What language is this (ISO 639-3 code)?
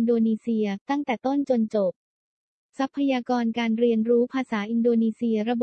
tha